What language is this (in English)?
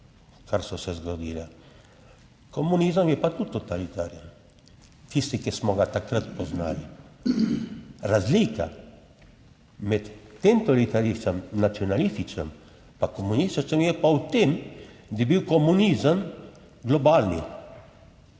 Slovenian